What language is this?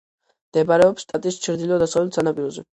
Georgian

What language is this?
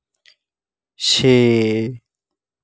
Dogri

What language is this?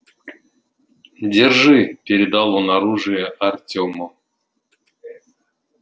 Russian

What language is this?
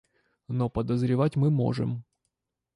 Russian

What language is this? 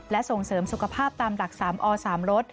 Thai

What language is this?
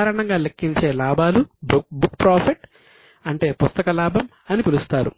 Telugu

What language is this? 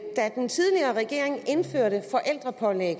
Danish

